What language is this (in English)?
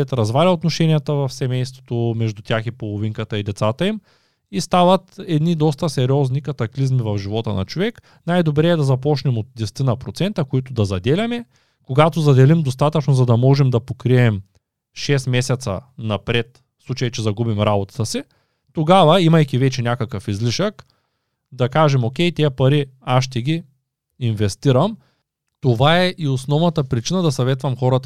Bulgarian